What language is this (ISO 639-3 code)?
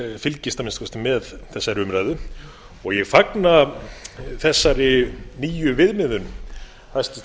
isl